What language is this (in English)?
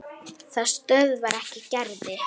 Icelandic